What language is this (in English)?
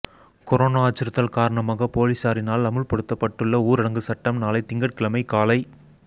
Tamil